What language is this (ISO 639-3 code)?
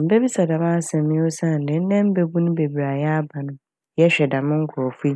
aka